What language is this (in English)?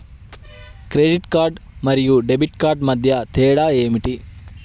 Telugu